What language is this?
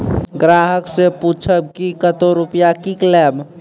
Maithili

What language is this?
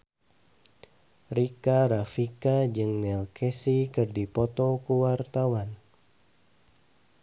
Sundanese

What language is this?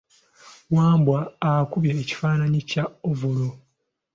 Ganda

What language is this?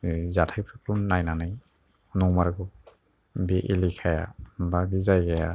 Bodo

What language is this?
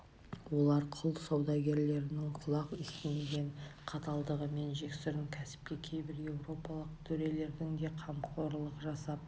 Kazakh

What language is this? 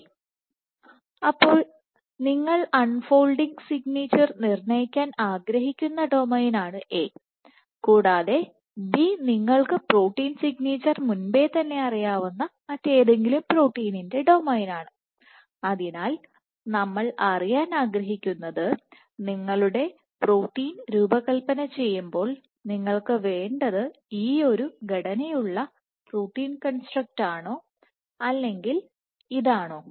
Malayalam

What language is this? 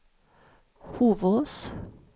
Swedish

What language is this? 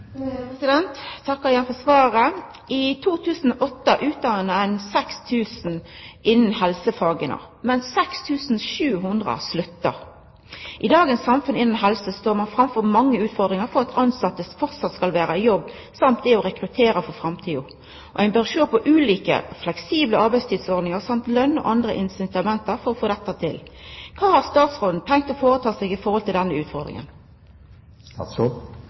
Norwegian Nynorsk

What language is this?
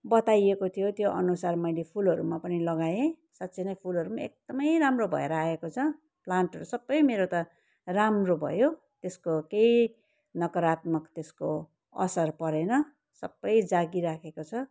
Nepali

